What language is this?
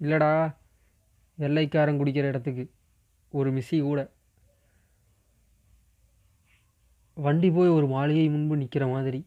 Tamil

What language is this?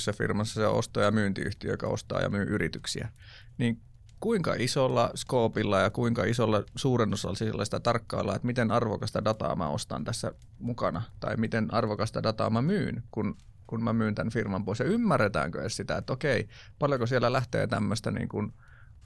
Finnish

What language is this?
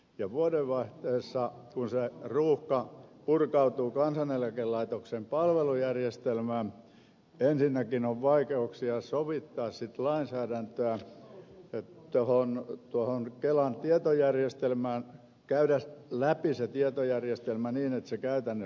Finnish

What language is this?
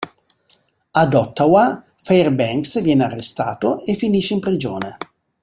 Italian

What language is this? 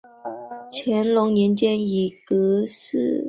Chinese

